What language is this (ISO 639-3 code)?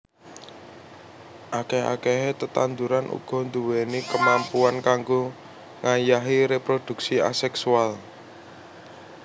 jav